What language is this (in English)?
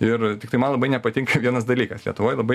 Lithuanian